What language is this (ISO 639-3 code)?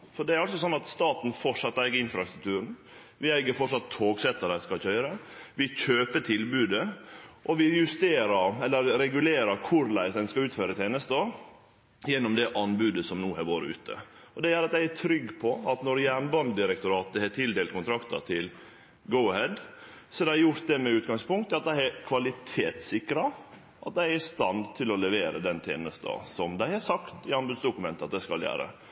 nno